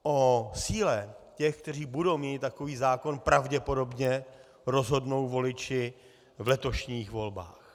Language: Czech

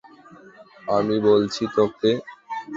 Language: Bangla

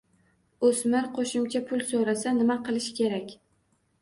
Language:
Uzbek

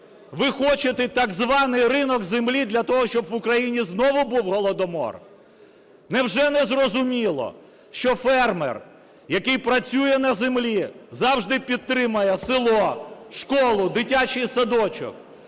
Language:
Ukrainian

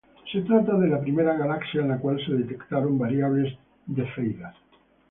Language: Spanish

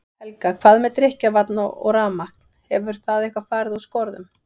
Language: Icelandic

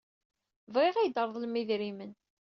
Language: Kabyle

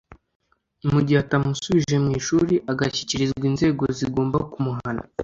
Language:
Kinyarwanda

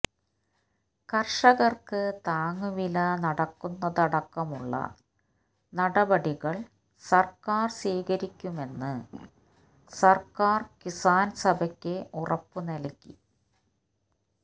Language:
Malayalam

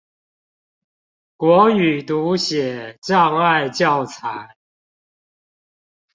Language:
Chinese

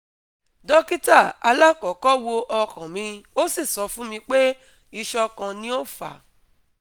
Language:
Yoruba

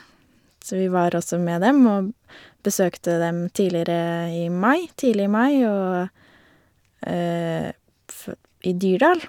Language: Norwegian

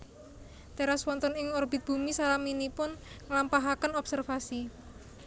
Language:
Javanese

